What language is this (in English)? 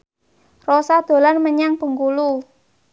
Javanese